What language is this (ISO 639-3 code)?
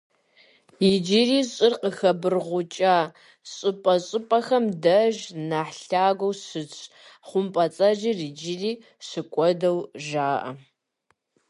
kbd